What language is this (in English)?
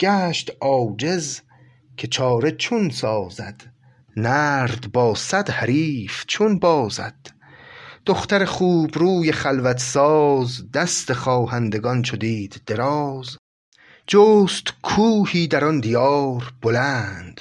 Persian